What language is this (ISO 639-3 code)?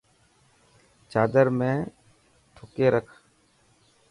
mki